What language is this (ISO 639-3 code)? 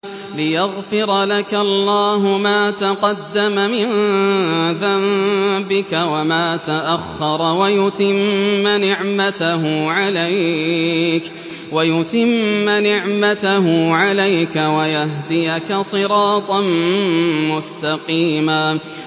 ara